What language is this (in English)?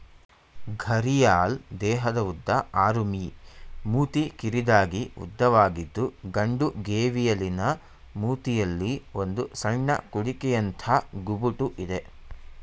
Kannada